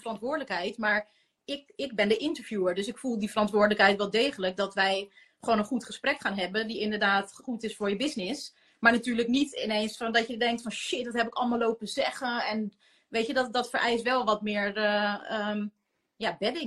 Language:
Dutch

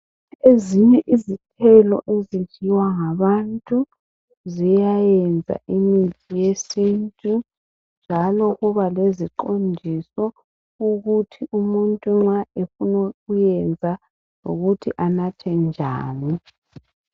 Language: North Ndebele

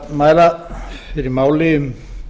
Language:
Icelandic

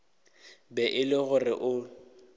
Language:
Northern Sotho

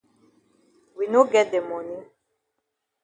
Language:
Cameroon Pidgin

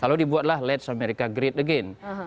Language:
Indonesian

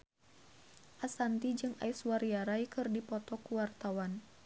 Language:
Sundanese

